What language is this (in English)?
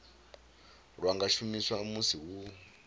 Venda